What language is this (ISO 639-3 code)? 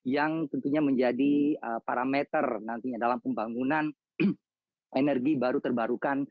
ind